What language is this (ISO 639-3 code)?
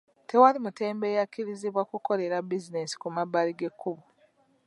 lug